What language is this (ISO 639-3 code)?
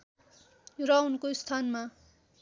nep